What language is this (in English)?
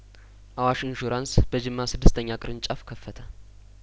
Amharic